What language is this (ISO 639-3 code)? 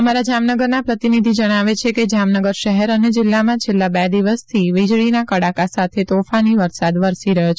guj